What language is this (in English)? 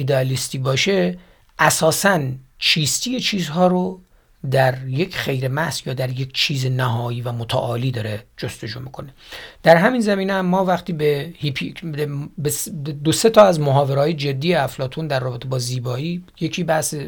Persian